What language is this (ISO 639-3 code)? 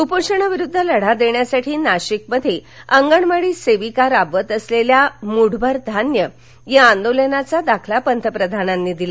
mar